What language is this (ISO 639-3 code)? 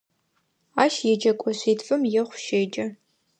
ady